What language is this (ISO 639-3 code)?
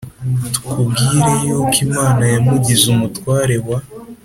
kin